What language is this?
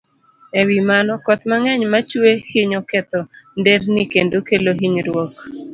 Luo (Kenya and Tanzania)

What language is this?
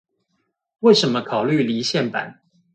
Chinese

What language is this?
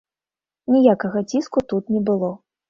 Belarusian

